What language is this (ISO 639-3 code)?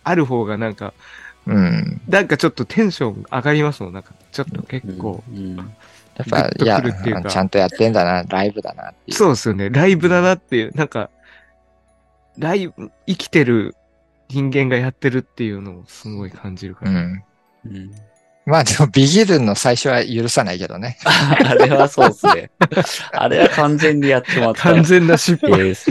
jpn